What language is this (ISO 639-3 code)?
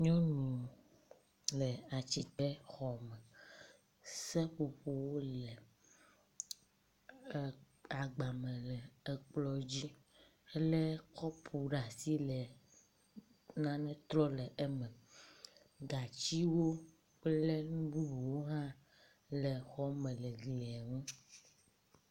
ewe